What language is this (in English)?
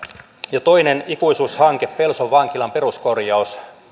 Finnish